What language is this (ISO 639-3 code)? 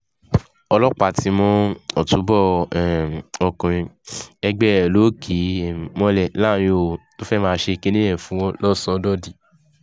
yor